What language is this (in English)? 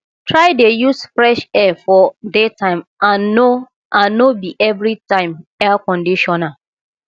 Nigerian Pidgin